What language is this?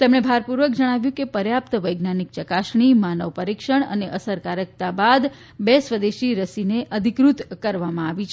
Gujarati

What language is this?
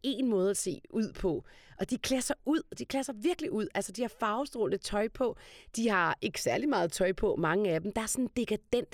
Danish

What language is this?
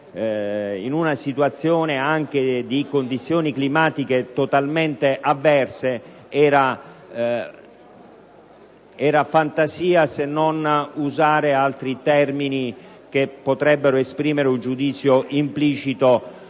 Italian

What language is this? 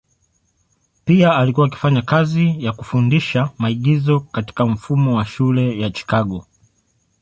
Swahili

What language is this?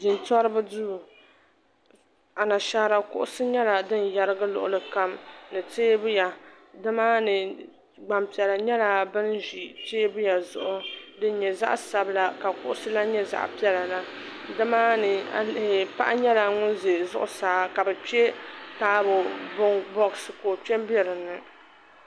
Dagbani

